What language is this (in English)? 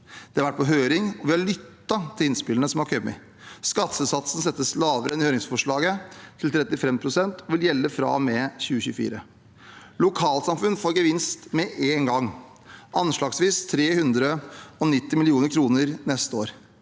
Norwegian